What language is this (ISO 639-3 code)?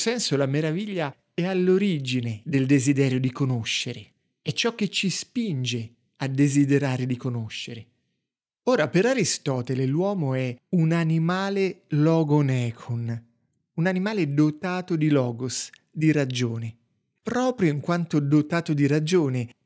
ita